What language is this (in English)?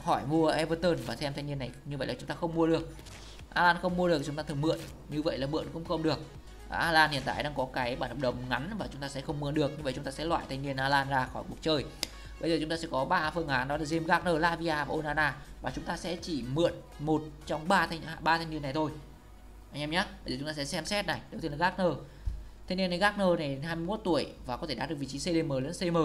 Vietnamese